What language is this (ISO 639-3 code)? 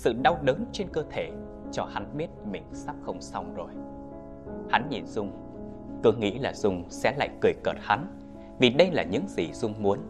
vie